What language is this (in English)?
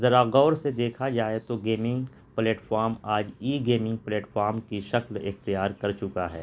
Urdu